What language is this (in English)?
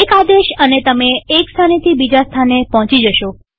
Gujarati